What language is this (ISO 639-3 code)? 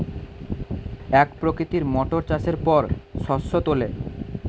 ben